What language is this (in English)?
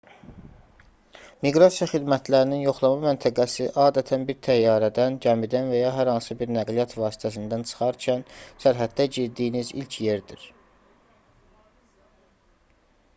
Azerbaijani